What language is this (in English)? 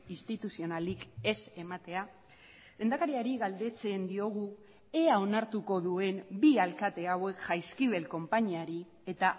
Basque